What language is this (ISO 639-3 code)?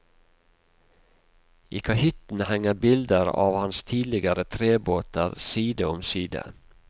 nor